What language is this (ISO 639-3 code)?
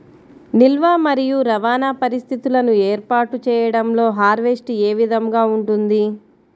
tel